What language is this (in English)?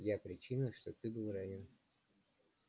Russian